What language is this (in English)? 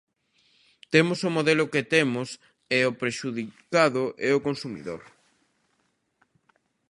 Galician